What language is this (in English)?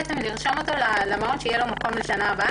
Hebrew